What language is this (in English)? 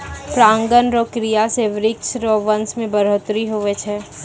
Maithili